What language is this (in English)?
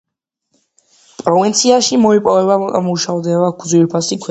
Georgian